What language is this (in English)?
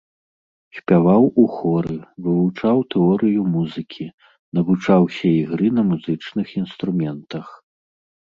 Belarusian